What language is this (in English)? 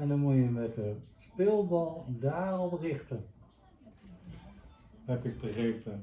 Dutch